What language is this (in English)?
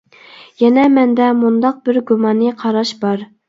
Uyghur